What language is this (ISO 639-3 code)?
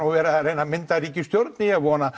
isl